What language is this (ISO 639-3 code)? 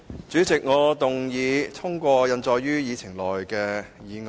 yue